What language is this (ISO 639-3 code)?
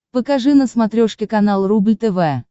rus